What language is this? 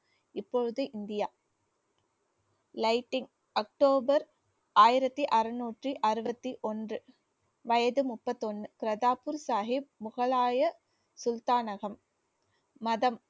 Tamil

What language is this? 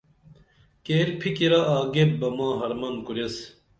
Dameli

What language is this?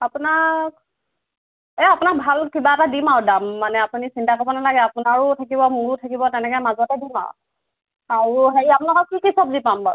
Assamese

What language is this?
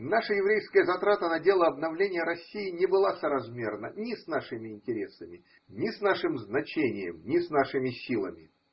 Russian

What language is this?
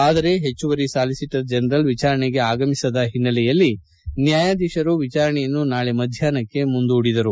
Kannada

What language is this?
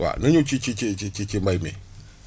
Wolof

